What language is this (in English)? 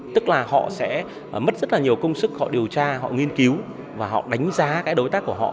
Vietnamese